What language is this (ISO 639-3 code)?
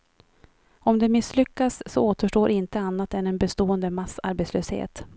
swe